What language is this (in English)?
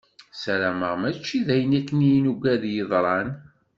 Kabyle